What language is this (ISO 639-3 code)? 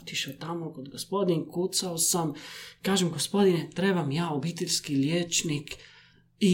hrv